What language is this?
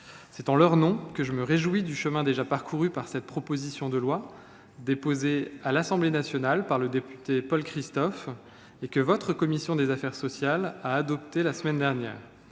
French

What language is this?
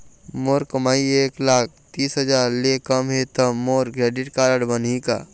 Chhattisgarhi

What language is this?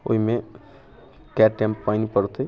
Maithili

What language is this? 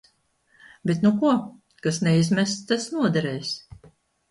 Latvian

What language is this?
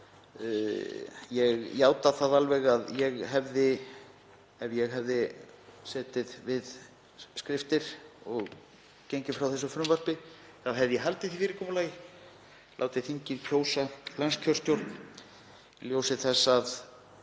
Icelandic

